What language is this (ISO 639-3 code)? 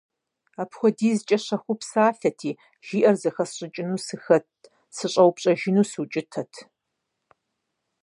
kbd